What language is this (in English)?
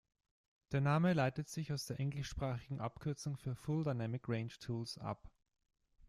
German